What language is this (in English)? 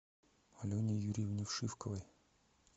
Russian